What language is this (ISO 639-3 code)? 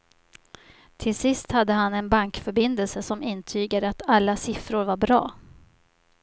swe